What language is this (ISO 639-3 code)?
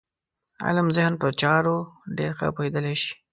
pus